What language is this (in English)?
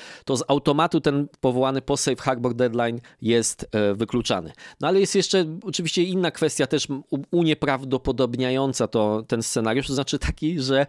Polish